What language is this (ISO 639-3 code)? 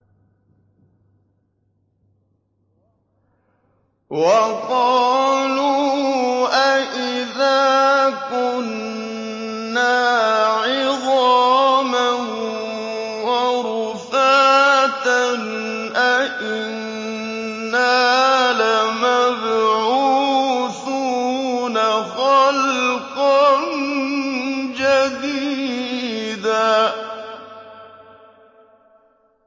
ara